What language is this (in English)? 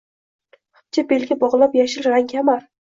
Uzbek